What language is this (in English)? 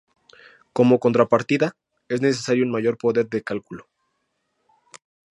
Spanish